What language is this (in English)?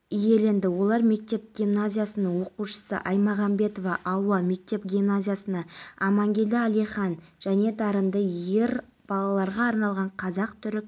Kazakh